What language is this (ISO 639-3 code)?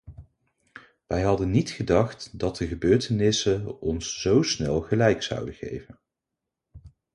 nld